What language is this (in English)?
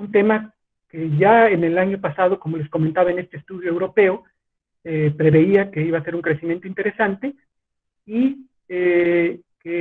Spanish